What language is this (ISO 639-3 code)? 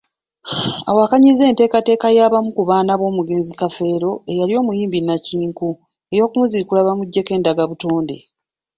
lug